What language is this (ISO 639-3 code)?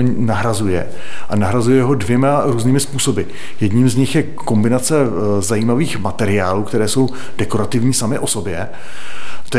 ces